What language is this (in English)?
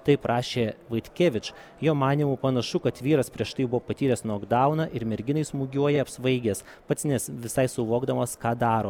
Lithuanian